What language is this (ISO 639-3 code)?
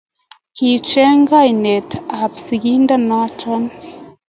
kln